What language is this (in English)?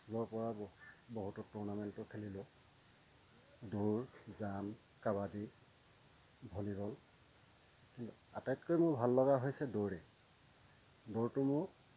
Assamese